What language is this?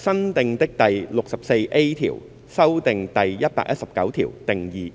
Cantonese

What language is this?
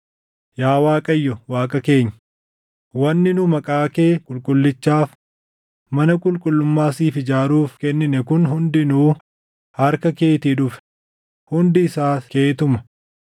Oromo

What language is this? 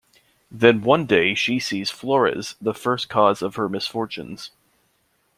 English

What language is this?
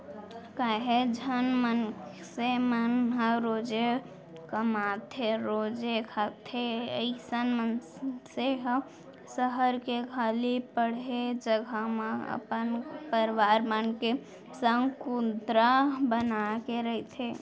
Chhattisgarhi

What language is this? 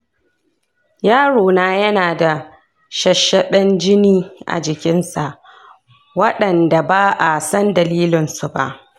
Hausa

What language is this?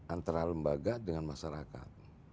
Indonesian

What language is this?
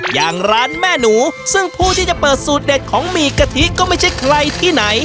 Thai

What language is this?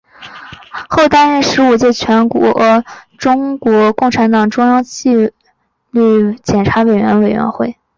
Chinese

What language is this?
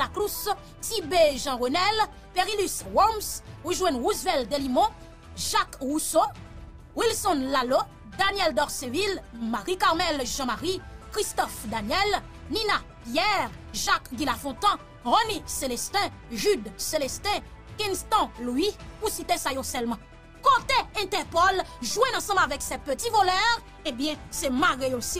French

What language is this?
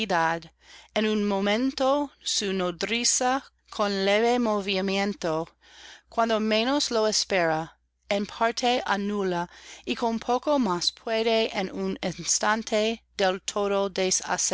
Spanish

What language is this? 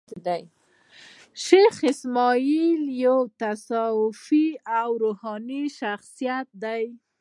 Pashto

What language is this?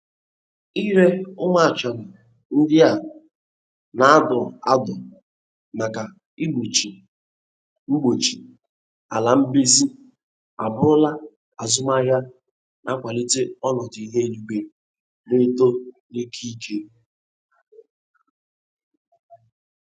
Igbo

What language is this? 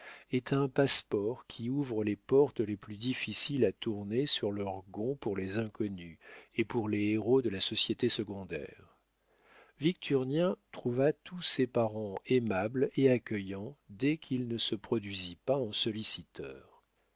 French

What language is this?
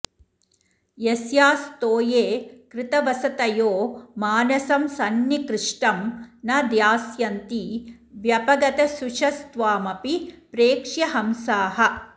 Sanskrit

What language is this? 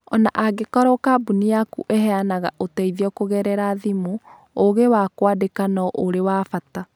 Kikuyu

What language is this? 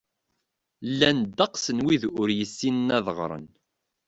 Kabyle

